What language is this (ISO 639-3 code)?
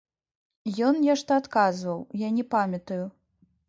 bel